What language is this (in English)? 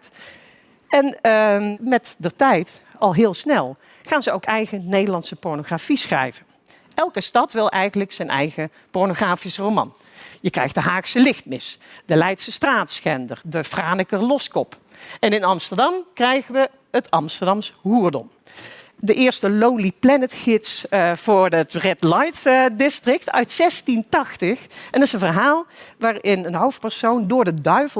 Dutch